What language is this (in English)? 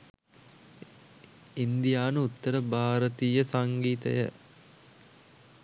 Sinhala